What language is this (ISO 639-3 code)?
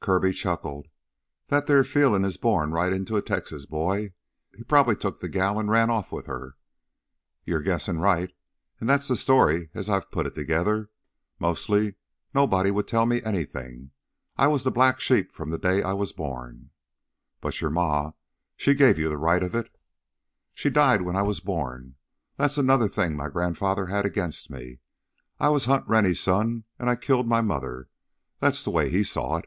eng